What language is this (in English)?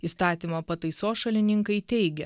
Lithuanian